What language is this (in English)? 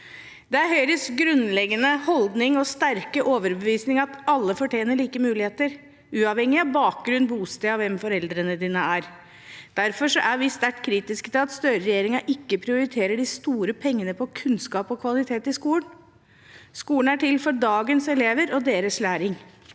Norwegian